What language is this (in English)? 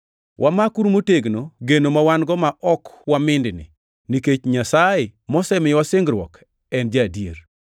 Luo (Kenya and Tanzania)